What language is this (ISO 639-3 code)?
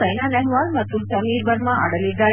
kan